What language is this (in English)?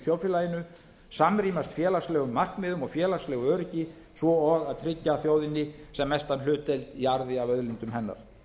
Icelandic